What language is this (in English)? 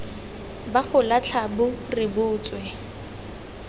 Tswana